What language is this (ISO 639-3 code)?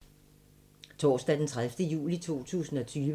dan